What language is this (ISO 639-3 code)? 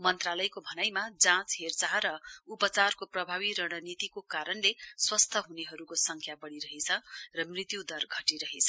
nep